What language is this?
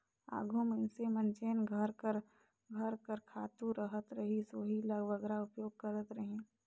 Chhattisgarhi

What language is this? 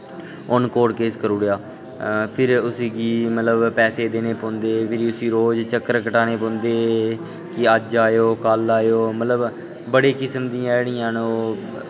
Dogri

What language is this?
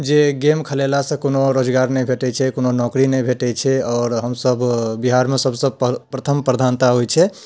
Maithili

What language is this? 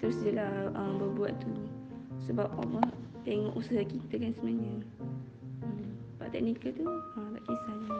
Malay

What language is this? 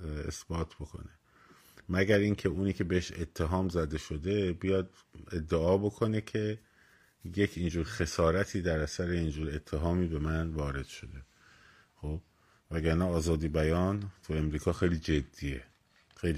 Persian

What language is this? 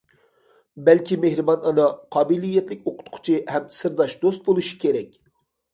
Uyghur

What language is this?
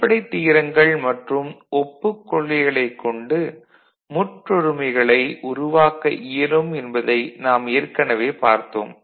Tamil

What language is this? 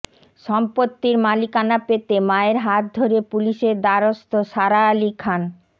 Bangla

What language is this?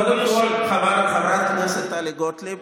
Hebrew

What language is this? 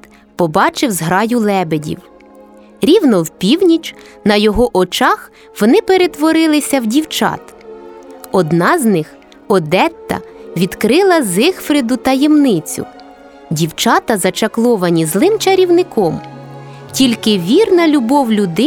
Ukrainian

